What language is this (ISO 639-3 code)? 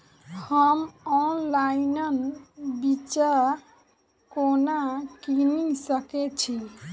mai